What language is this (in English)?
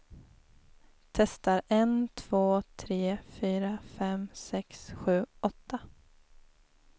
Swedish